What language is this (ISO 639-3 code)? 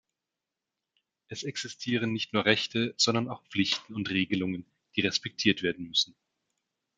deu